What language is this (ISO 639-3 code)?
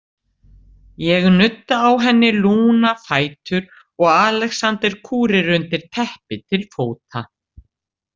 isl